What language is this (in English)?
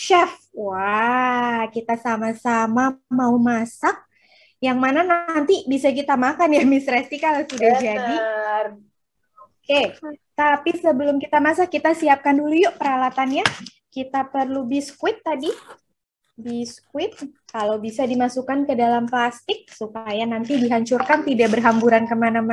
Indonesian